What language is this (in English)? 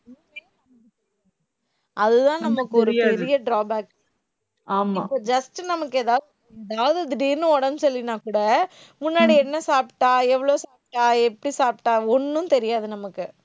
Tamil